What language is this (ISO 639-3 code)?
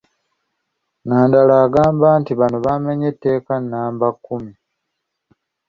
lug